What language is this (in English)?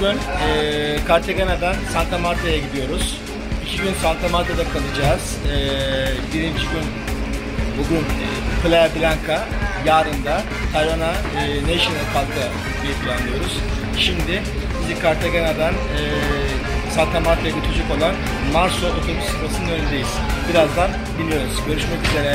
Turkish